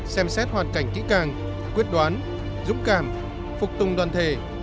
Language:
Vietnamese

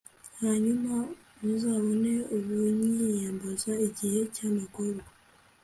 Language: Kinyarwanda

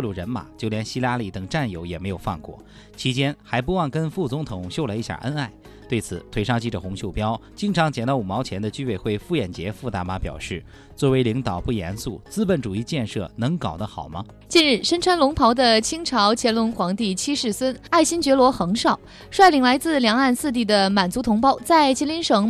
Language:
Chinese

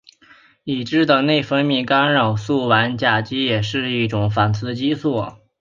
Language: Chinese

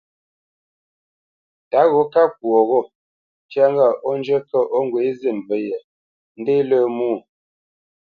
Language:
Bamenyam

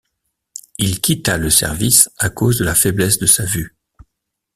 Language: French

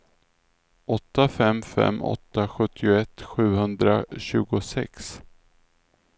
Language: Swedish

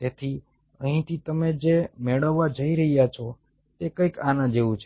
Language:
Gujarati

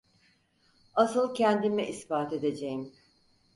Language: Turkish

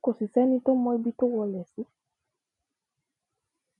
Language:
Yoruba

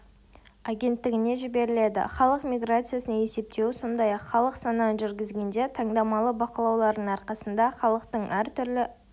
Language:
Kazakh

